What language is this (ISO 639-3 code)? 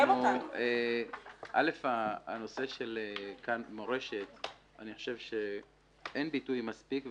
heb